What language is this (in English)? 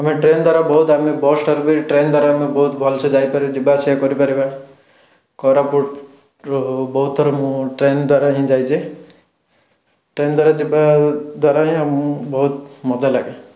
Odia